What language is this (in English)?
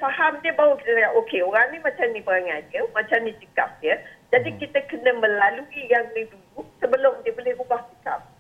Malay